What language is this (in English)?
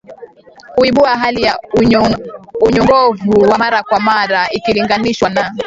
Swahili